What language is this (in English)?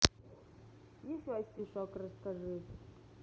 Russian